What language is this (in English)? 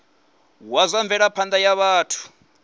Venda